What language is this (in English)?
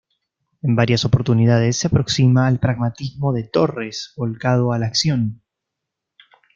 Spanish